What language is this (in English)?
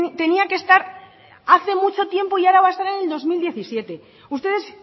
Spanish